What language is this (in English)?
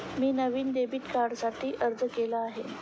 Marathi